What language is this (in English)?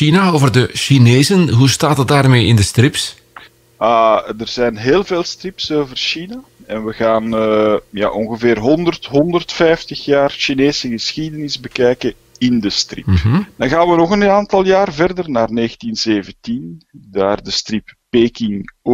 Dutch